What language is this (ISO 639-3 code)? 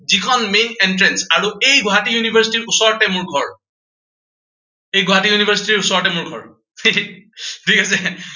asm